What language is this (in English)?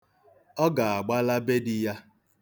Igbo